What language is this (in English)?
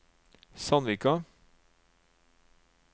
Norwegian